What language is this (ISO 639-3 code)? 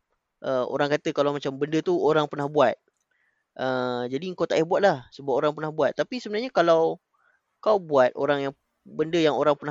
msa